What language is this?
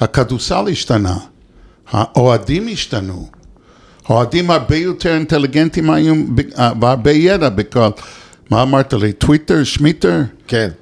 Hebrew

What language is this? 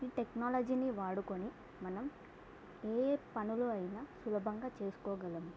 Telugu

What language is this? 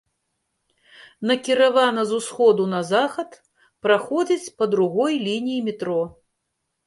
Belarusian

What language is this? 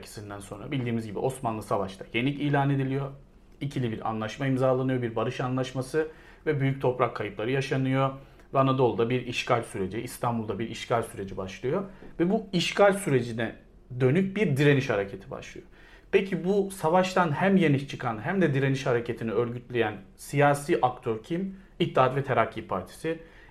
Turkish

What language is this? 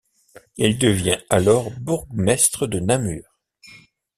French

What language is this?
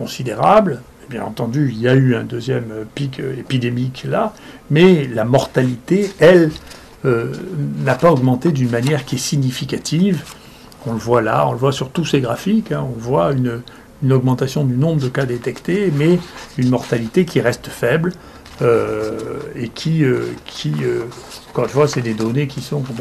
French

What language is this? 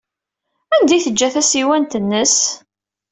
Kabyle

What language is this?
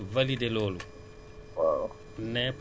Wolof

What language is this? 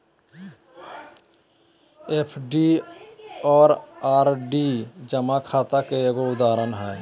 Magahi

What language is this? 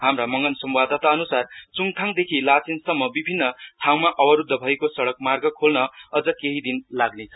Nepali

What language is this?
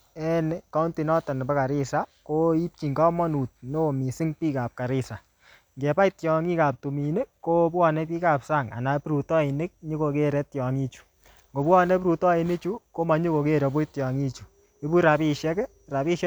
Kalenjin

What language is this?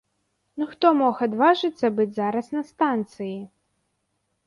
Belarusian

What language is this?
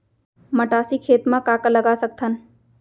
Chhattisgarhi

